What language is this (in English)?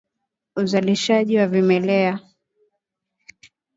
Swahili